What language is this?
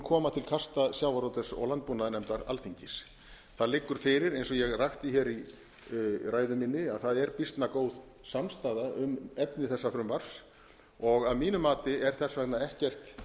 Icelandic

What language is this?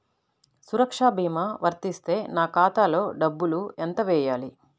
Telugu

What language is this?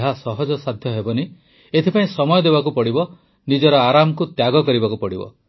Odia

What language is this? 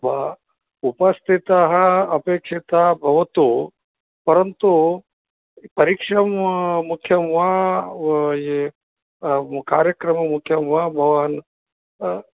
Sanskrit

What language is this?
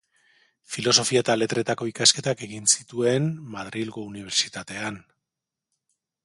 Basque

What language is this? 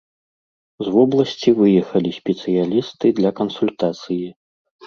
Belarusian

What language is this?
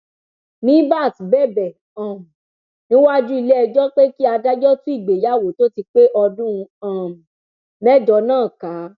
Yoruba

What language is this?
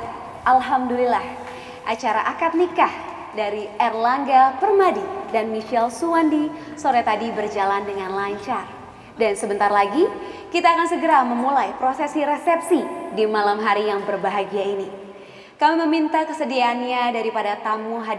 Indonesian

